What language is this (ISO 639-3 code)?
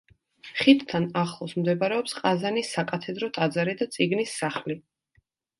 kat